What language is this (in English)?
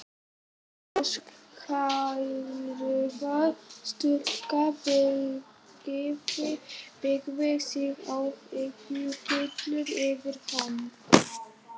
Icelandic